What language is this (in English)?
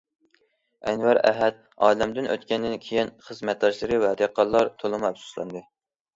Uyghur